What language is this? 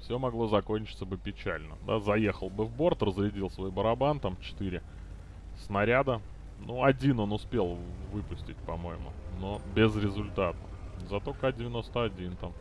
Russian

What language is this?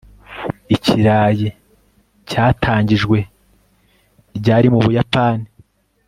Kinyarwanda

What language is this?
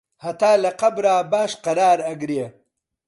Central Kurdish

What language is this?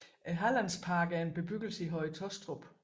Danish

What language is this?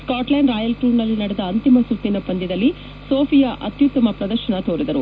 Kannada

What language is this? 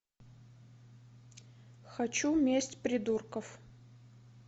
Russian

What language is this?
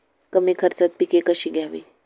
Marathi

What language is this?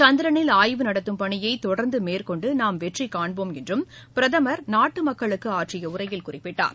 Tamil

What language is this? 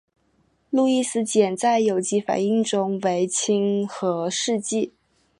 Chinese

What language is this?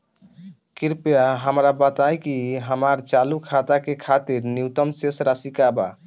Bhojpuri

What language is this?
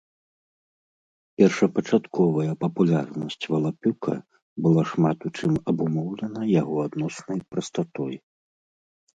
Belarusian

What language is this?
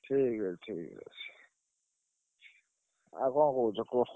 Odia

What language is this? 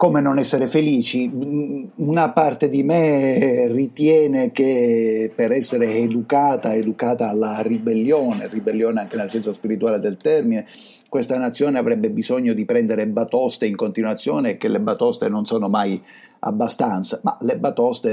Italian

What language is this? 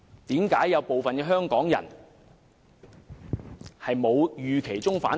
Cantonese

